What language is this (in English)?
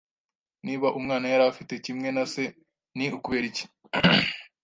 Kinyarwanda